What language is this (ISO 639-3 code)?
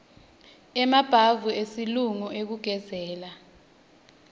ssw